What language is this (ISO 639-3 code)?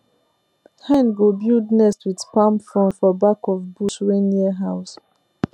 pcm